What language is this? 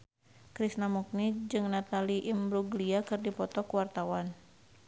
Sundanese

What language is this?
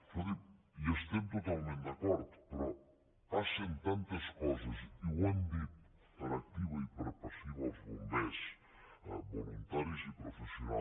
Catalan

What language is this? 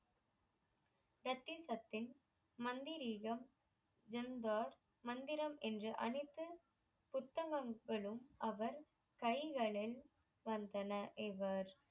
Tamil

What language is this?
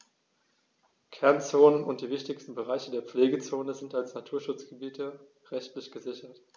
German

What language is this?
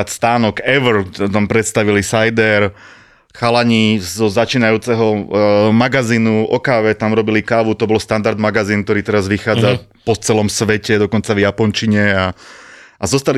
Slovak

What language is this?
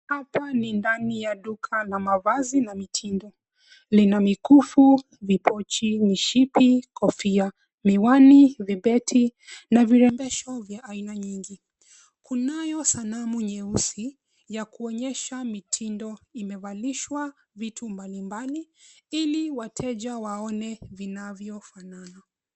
Swahili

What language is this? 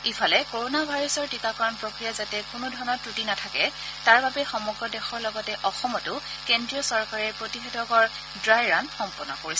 Assamese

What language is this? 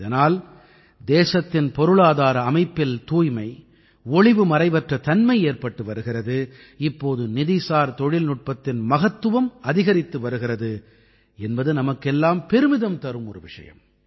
Tamil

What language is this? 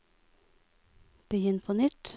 Norwegian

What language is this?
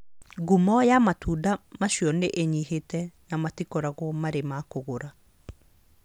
Kikuyu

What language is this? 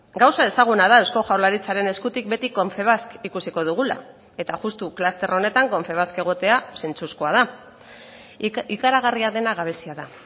Basque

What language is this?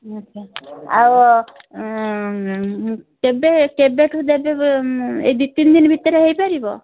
Odia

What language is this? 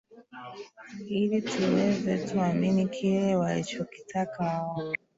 Swahili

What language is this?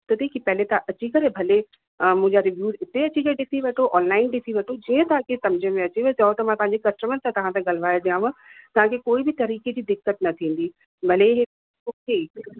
Sindhi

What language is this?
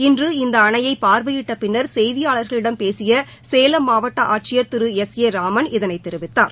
Tamil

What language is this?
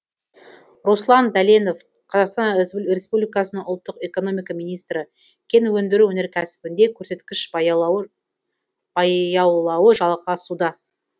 Kazakh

